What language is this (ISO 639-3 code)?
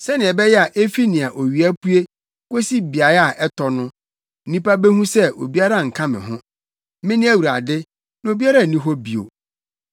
aka